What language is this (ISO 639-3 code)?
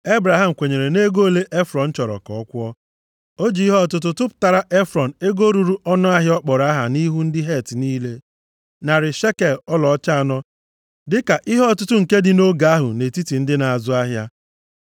ibo